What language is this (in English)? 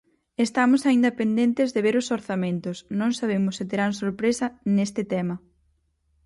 Galician